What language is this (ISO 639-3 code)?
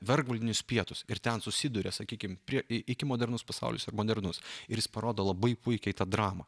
lit